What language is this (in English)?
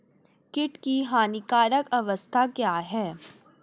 Hindi